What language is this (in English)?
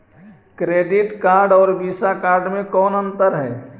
Magahi